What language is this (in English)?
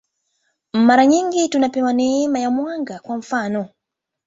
Swahili